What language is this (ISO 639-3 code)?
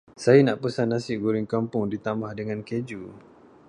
msa